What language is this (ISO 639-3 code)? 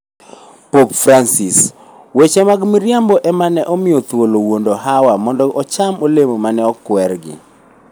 luo